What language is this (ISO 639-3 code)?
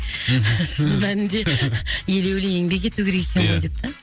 kaz